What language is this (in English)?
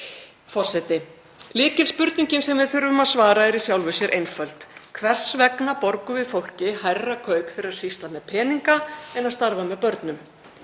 Icelandic